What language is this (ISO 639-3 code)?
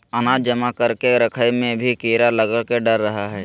mag